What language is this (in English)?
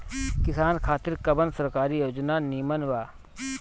Bhojpuri